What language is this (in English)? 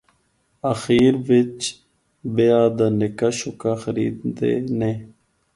Northern Hindko